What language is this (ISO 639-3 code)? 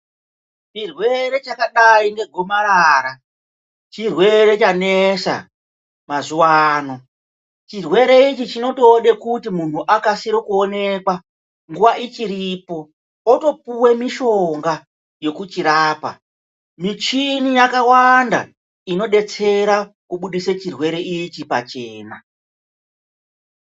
ndc